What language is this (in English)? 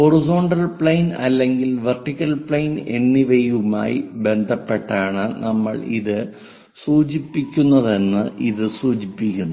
Malayalam